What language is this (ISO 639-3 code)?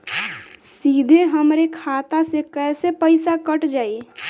bho